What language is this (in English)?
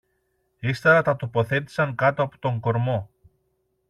Greek